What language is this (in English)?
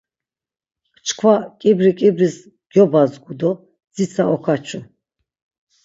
Laz